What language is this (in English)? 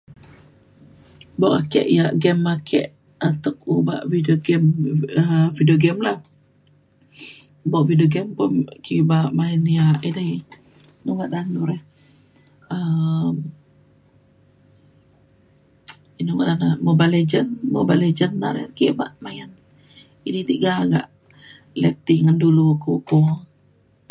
Mainstream Kenyah